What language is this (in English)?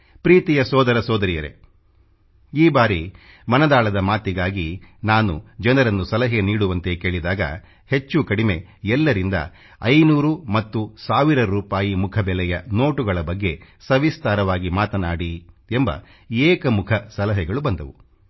Kannada